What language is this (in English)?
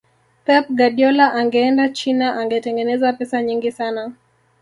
Swahili